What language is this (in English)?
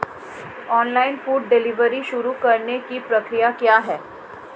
Hindi